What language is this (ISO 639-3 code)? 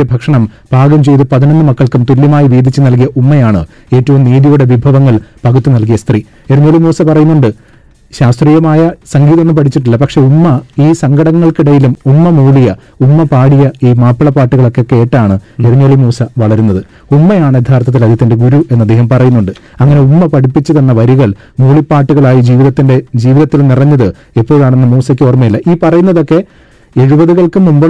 mal